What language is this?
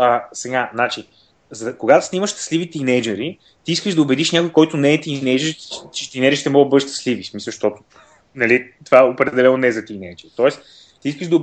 Bulgarian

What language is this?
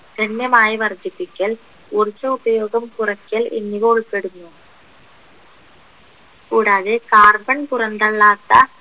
Malayalam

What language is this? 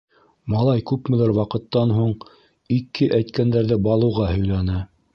Bashkir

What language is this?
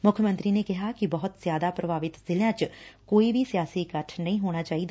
Punjabi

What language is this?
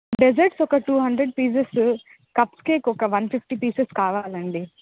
Telugu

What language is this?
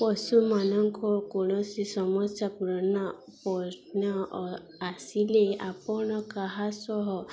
Odia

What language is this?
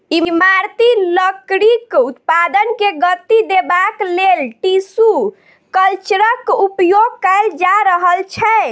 Maithili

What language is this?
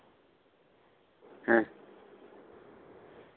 Santali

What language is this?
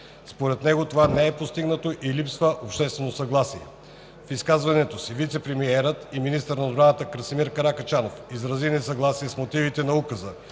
Bulgarian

